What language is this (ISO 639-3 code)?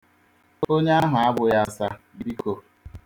ibo